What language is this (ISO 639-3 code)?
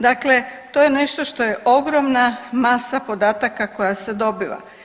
hrv